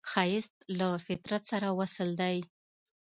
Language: Pashto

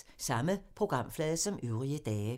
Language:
Danish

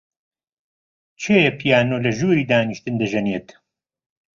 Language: Central Kurdish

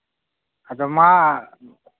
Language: Santali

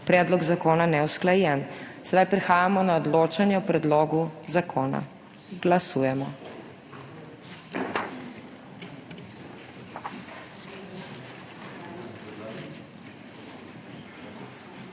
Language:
Slovenian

